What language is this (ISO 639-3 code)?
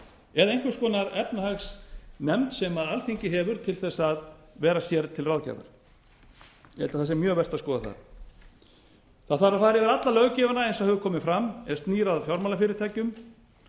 isl